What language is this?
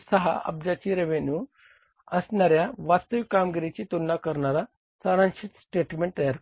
Marathi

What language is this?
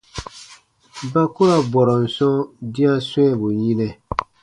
Baatonum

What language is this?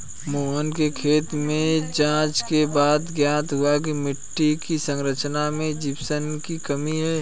Hindi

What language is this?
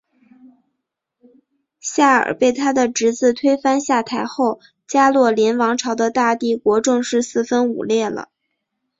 Chinese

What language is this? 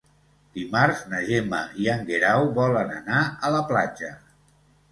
Catalan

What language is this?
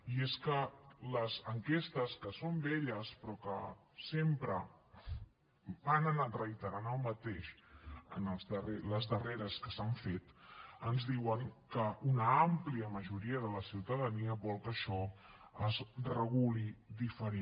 Catalan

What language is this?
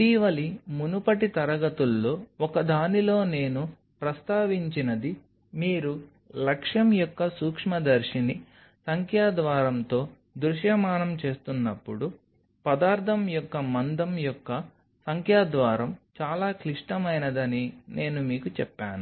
Telugu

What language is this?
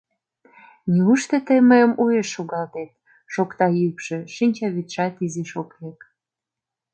Mari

